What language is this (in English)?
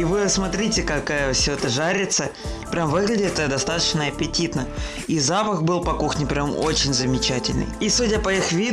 Russian